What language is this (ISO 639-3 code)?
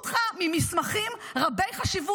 heb